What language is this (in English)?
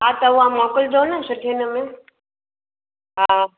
Sindhi